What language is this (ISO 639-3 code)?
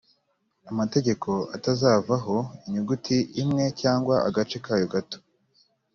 kin